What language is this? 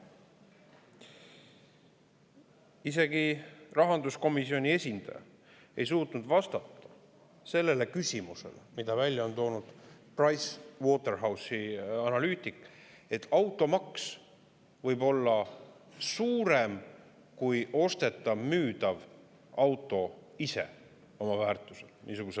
Estonian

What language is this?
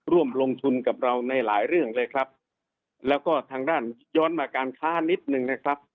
Thai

